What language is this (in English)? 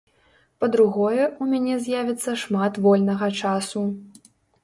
Belarusian